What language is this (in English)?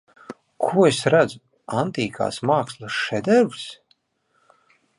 Latvian